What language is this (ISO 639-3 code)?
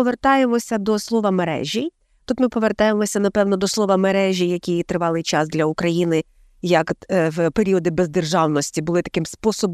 ukr